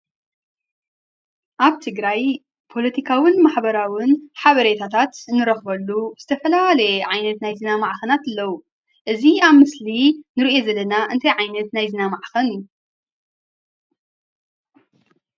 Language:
Tigrinya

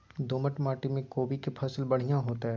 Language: Maithili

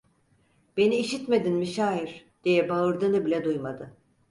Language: Turkish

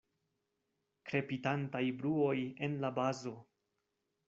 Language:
Esperanto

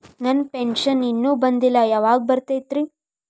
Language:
Kannada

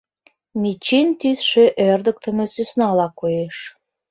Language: Mari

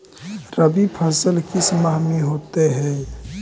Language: Magahi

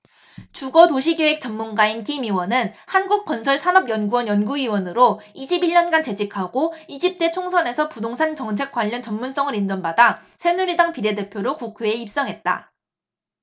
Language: Korean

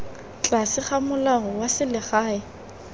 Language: Tswana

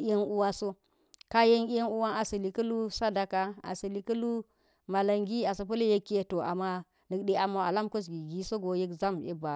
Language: Geji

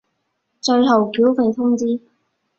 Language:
Cantonese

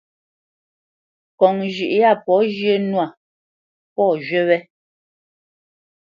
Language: Bamenyam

